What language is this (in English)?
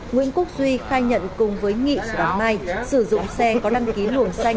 Vietnamese